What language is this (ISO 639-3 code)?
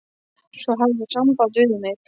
isl